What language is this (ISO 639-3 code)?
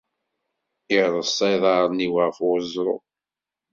kab